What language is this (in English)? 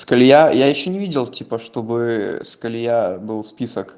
Russian